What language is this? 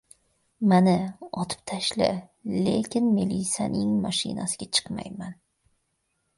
Uzbek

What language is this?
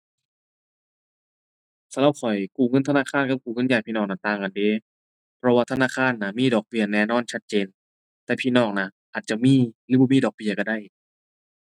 Thai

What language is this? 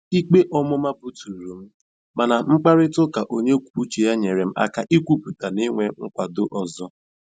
Igbo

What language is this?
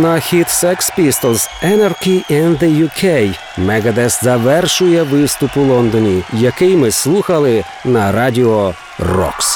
Ukrainian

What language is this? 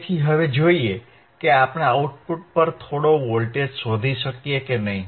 Gujarati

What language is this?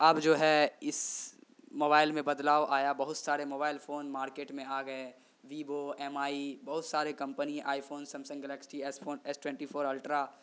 Urdu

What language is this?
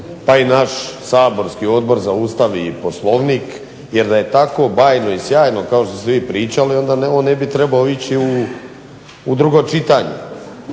Croatian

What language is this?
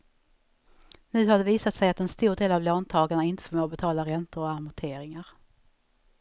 Swedish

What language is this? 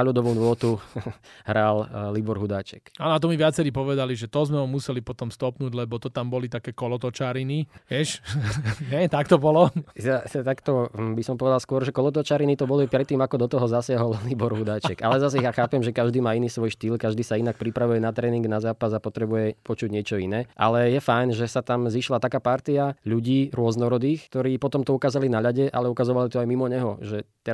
Slovak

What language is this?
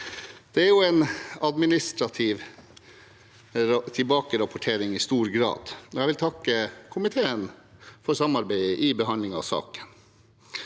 Norwegian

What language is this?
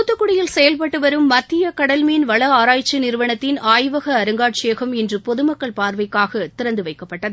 Tamil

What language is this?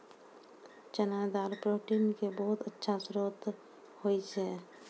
Maithili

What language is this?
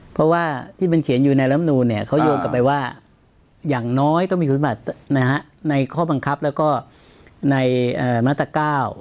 Thai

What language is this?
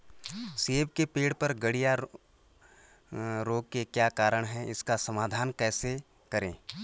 Hindi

